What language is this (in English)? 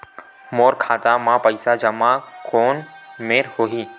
Chhattisgarhi